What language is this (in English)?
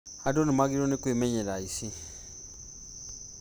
Kikuyu